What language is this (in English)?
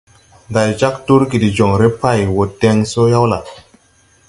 Tupuri